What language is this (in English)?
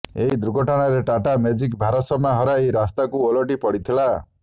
Odia